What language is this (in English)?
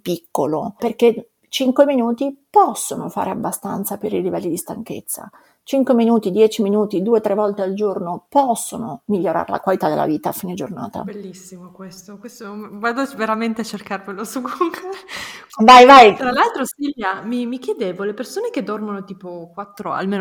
Italian